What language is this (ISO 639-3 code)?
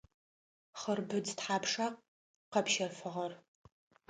ady